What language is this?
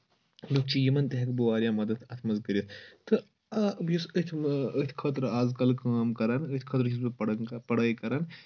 Kashmiri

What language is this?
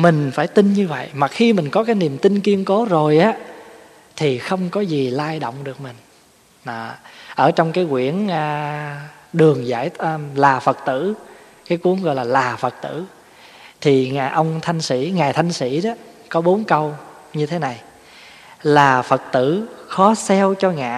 Vietnamese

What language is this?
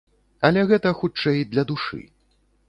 Belarusian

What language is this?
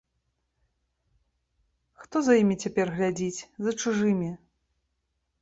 Belarusian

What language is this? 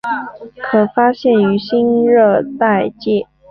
Chinese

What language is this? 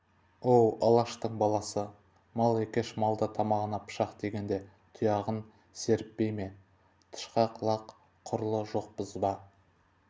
Kazakh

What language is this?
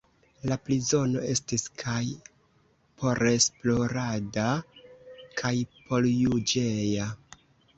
Esperanto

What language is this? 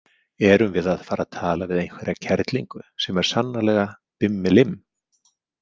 Icelandic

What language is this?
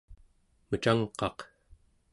Central Yupik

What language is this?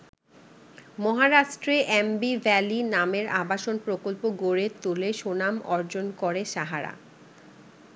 Bangla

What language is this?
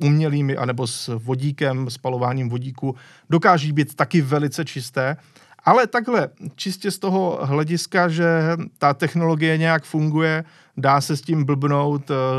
Czech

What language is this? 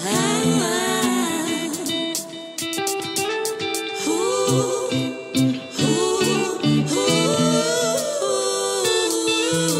French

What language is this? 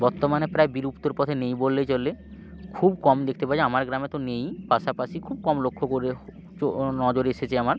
Bangla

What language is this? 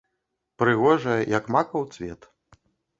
Belarusian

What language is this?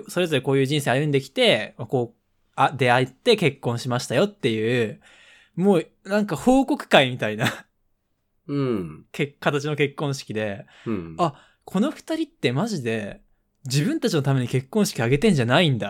Japanese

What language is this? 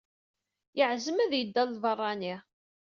Kabyle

